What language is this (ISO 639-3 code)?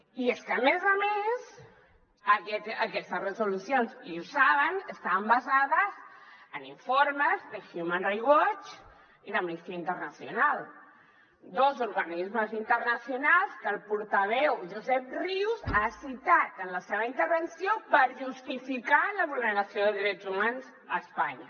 cat